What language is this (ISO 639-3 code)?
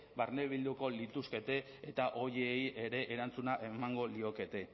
eus